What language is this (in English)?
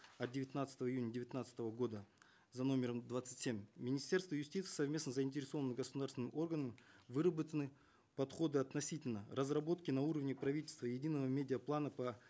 Kazakh